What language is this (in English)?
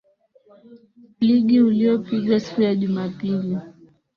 Swahili